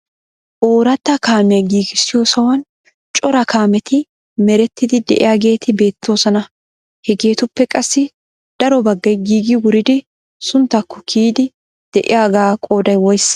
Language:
Wolaytta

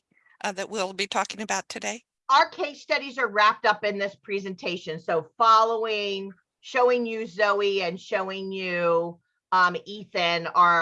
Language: English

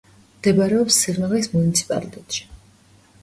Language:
Georgian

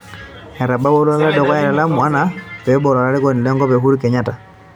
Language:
Masai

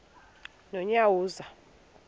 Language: Xhosa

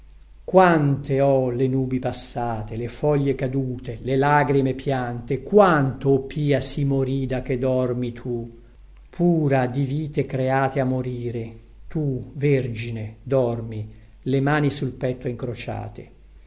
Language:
Italian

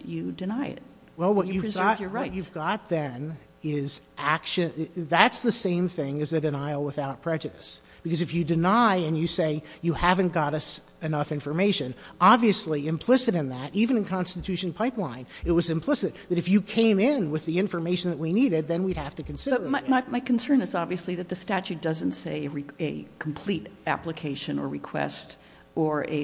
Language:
English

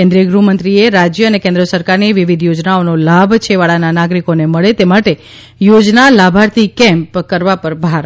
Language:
Gujarati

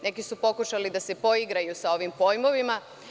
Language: Serbian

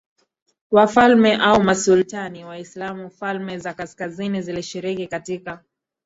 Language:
Swahili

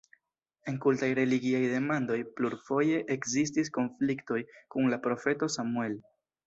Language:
Esperanto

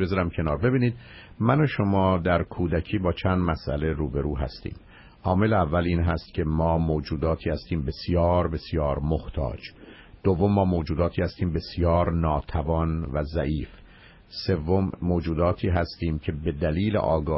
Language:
Persian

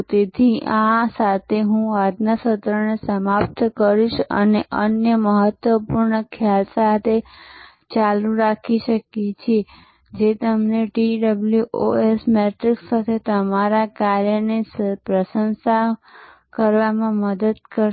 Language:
Gujarati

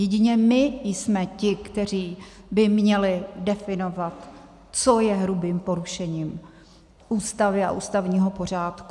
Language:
Czech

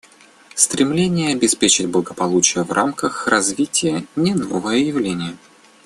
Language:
Russian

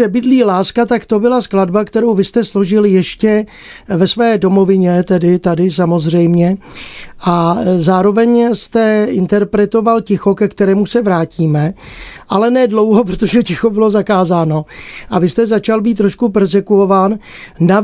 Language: Czech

